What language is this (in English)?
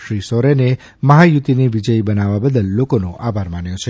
Gujarati